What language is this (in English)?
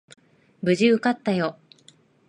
Japanese